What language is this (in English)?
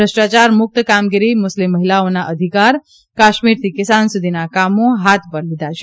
Gujarati